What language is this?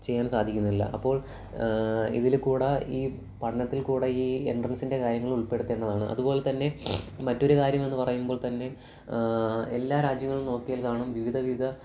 Malayalam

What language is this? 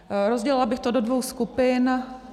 Czech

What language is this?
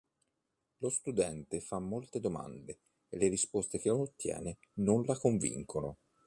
Italian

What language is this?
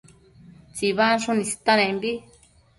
Matsés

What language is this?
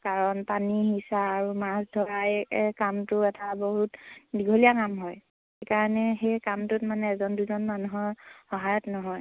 Assamese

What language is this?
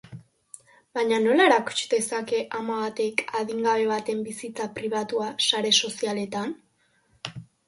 Basque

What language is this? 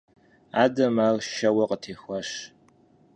Kabardian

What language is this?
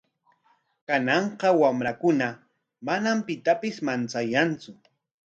Corongo Ancash Quechua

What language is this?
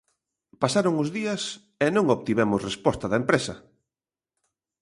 Galician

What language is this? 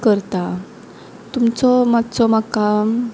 Konkani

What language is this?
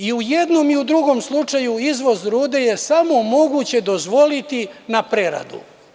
Serbian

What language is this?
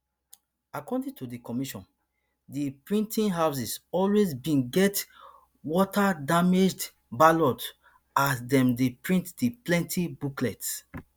Nigerian Pidgin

